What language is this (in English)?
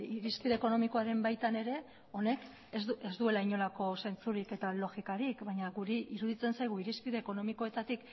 Basque